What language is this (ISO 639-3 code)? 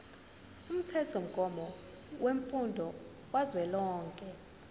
zul